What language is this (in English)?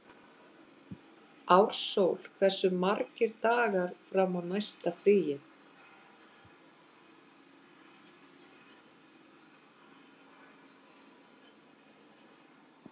Icelandic